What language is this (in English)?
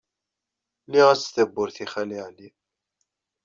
Kabyle